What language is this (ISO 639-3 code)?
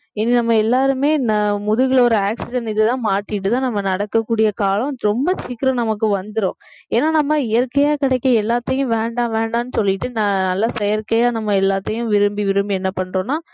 tam